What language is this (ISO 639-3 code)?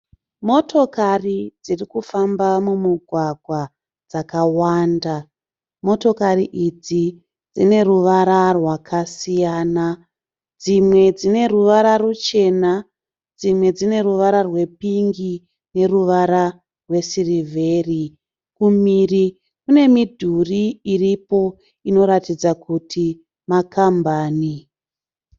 sna